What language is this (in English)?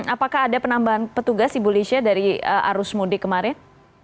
Indonesian